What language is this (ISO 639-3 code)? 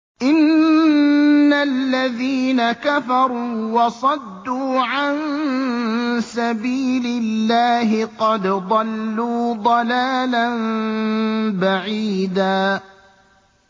ara